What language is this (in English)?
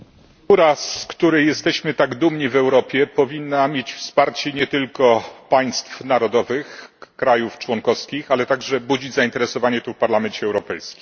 Polish